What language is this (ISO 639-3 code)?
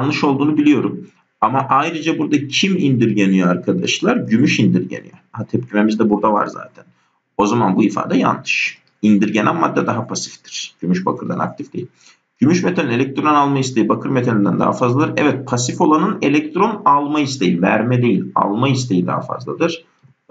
tur